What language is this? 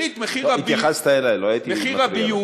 Hebrew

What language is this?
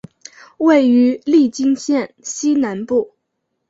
Chinese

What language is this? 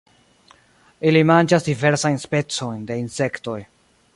Esperanto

